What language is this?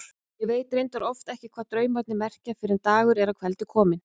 Icelandic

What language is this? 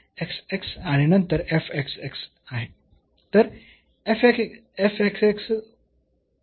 Marathi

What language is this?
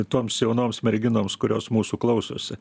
Lithuanian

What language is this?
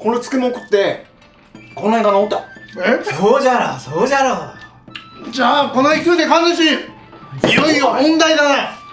Japanese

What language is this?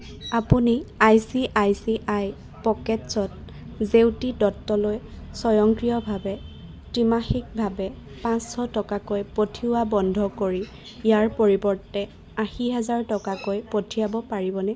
Assamese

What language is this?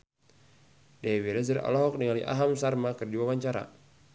Sundanese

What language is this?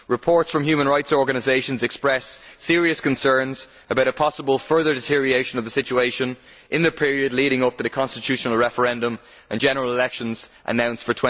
English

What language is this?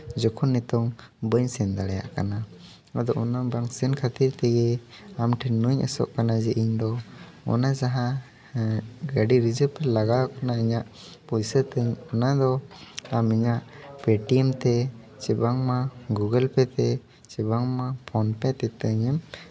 Santali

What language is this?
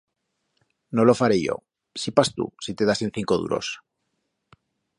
Aragonese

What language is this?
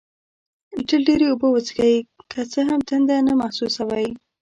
Pashto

